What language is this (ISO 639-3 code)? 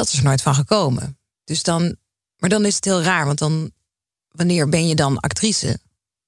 nld